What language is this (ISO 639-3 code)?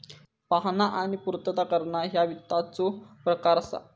mar